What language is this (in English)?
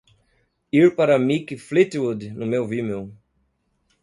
Portuguese